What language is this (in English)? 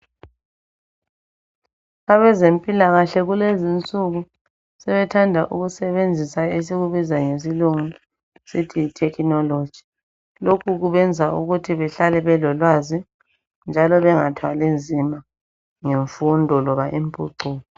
North Ndebele